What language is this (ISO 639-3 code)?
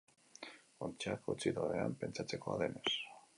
eus